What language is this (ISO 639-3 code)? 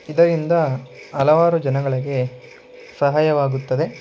kan